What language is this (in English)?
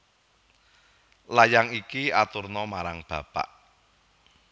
Javanese